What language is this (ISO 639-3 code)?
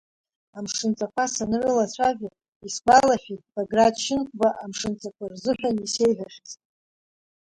abk